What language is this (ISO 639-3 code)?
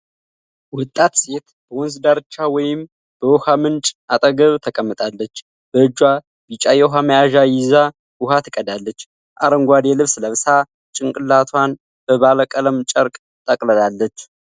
amh